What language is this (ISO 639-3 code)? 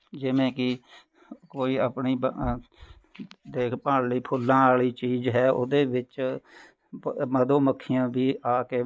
pan